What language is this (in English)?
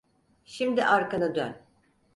Turkish